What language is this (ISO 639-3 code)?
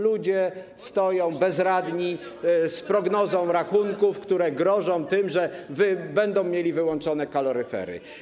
pol